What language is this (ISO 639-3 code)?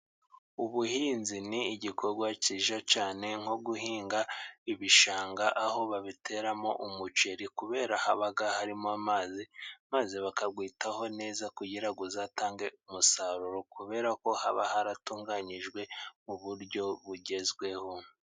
kin